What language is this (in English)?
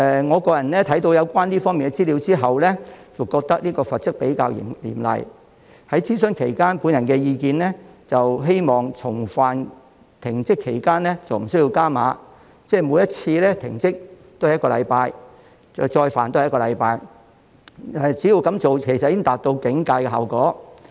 Cantonese